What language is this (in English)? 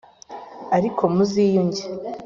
Kinyarwanda